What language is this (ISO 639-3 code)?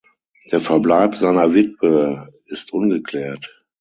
deu